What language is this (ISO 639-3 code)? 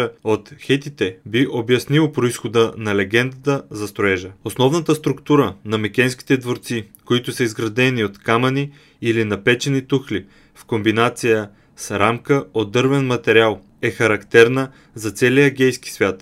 bul